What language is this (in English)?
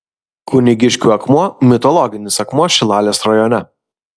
Lithuanian